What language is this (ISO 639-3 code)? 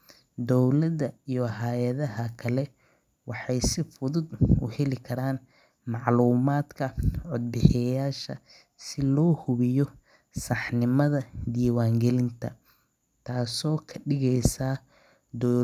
som